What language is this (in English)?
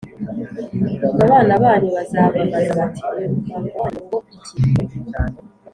Kinyarwanda